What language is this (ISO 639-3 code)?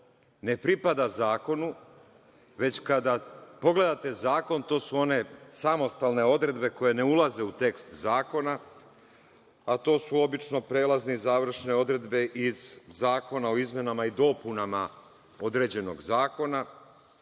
srp